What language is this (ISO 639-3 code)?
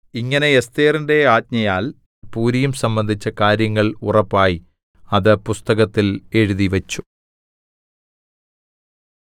mal